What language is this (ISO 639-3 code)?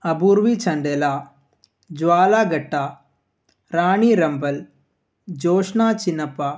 mal